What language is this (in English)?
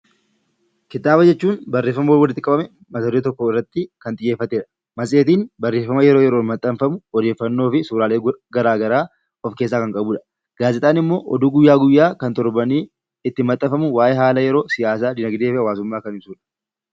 Oromo